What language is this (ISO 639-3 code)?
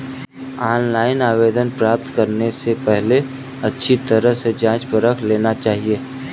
hin